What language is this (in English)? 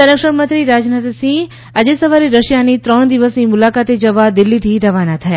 Gujarati